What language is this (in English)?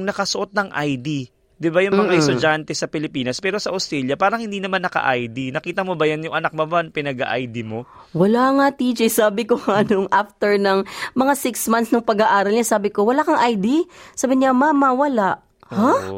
Filipino